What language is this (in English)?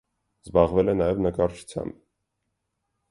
Armenian